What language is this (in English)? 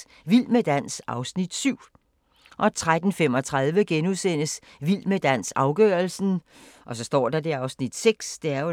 Danish